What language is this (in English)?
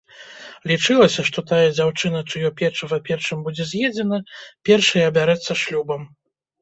Belarusian